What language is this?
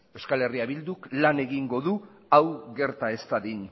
Basque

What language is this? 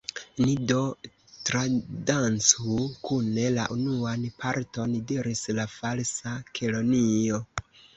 Esperanto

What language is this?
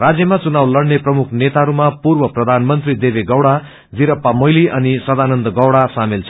Nepali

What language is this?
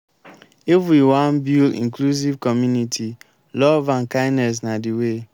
Nigerian Pidgin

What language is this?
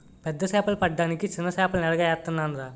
Telugu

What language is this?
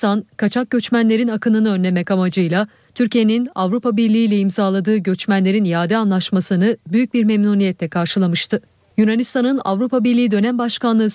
Turkish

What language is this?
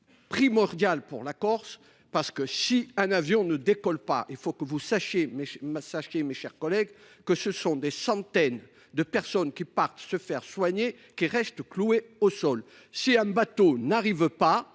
French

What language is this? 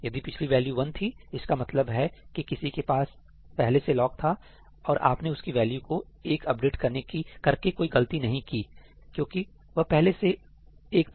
Hindi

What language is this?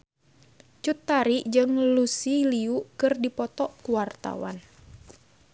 Sundanese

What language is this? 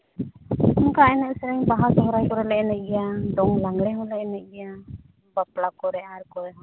Santali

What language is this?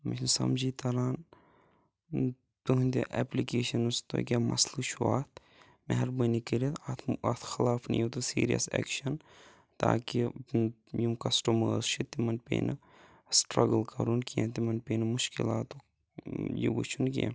Kashmiri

